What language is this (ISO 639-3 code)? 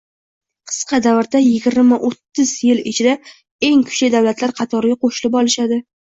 uzb